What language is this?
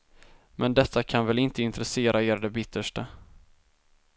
Swedish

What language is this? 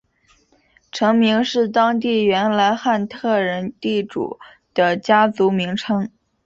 Chinese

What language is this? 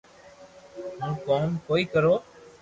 Loarki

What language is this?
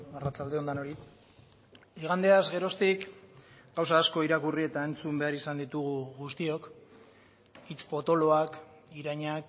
Basque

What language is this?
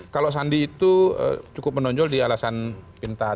Indonesian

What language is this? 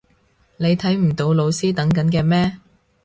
Cantonese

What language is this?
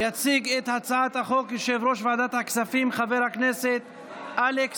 Hebrew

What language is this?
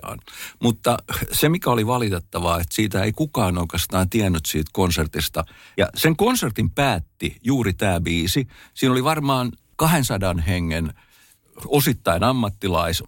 Finnish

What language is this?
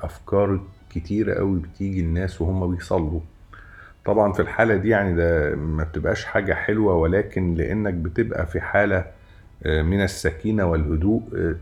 Arabic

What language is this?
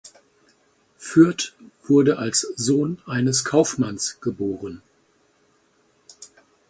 German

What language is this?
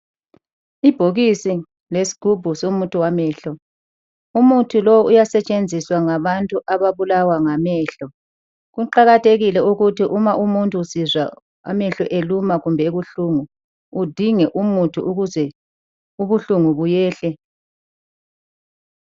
North Ndebele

